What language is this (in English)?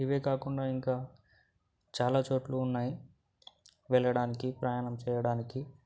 Telugu